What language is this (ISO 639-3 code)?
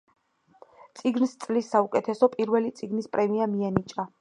kat